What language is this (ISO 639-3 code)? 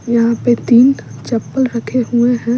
hin